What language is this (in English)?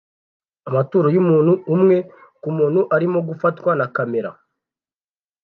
Kinyarwanda